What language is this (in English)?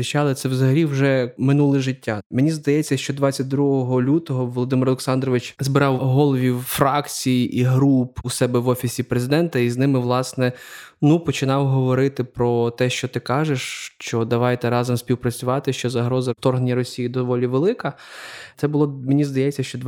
Ukrainian